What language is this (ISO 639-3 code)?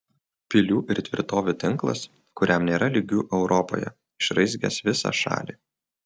lit